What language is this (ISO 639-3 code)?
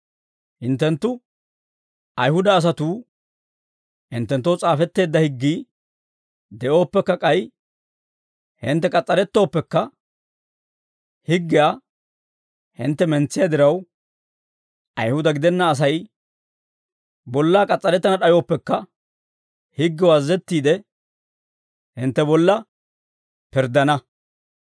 dwr